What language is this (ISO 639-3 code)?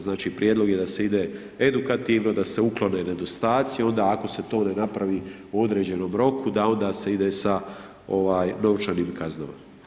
hrv